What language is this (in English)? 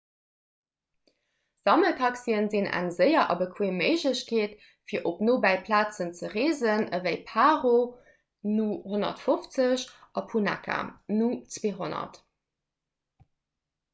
Luxembourgish